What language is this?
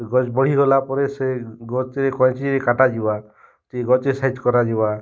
Odia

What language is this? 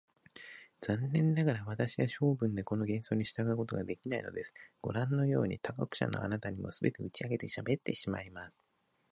Japanese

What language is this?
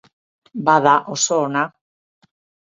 Basque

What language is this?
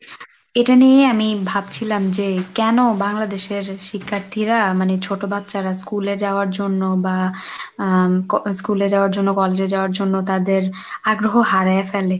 Bangla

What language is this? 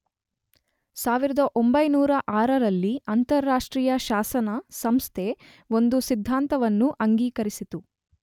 Kannada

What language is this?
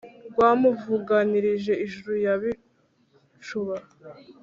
Kinyarwanda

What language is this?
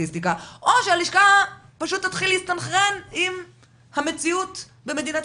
Hebrew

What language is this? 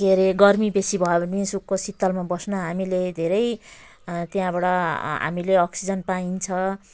Nepali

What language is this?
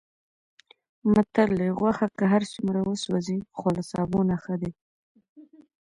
Pashto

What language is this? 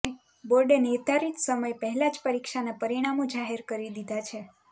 Gujarati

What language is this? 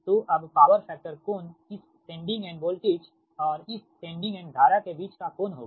Hindi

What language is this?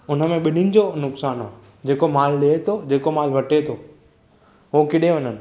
Sindhi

